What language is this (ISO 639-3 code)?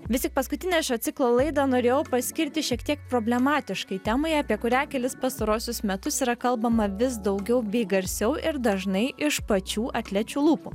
lit